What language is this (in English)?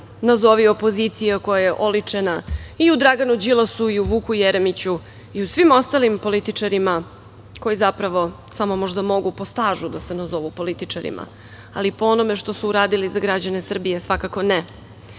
Serbian